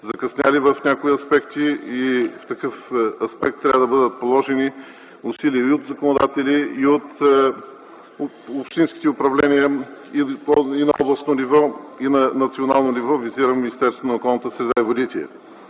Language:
Bulgarian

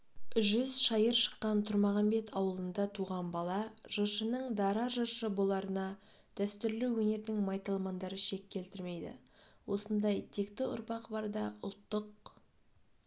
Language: Kazakh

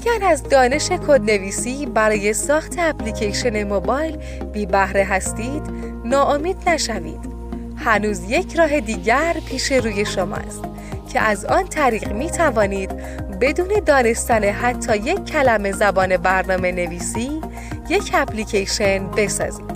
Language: Persian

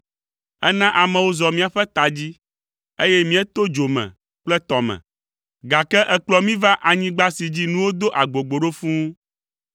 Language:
Ewe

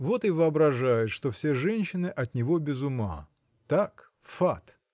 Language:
Russian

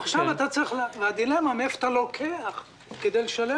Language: Hebrew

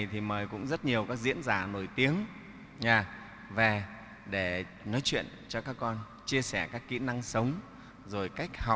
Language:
Vietnamese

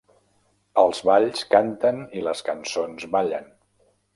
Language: Catalan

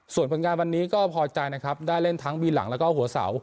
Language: Thai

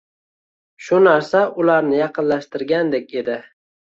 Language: Uzbek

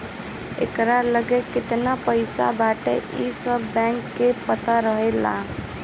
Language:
Bhojpuri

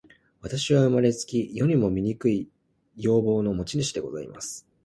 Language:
Japanese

